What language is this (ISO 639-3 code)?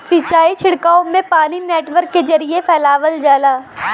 bho